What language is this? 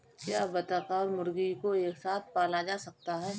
Hindi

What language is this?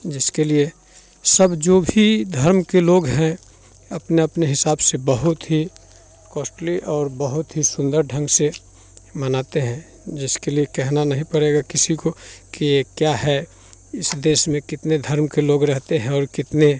Hindi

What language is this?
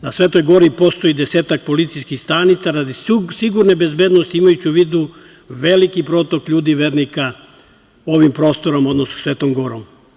Serbian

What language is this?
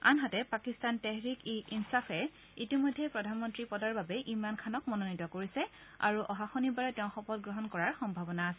Assamese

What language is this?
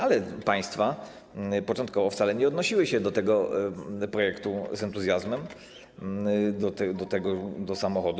Polish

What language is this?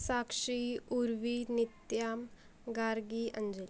Marathi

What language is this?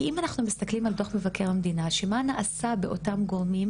Hebrew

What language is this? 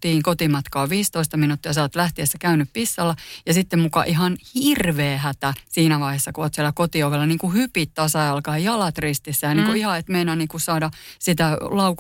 Finnish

